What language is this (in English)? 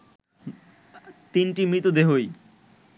Bangla